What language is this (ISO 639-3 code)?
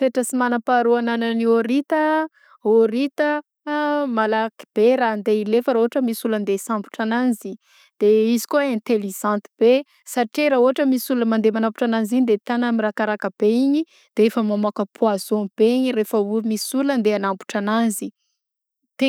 bzc